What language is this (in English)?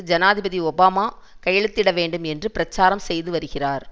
Tamil